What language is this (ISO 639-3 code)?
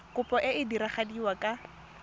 tsn